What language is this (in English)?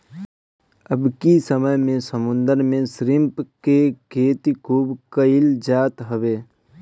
Bhojpuri